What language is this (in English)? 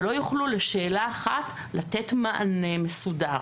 Hebrew